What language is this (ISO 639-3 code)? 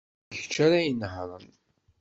kab